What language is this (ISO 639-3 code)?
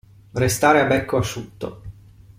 ita